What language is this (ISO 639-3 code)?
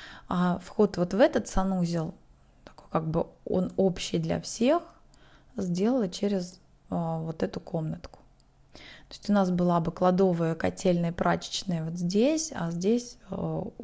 rus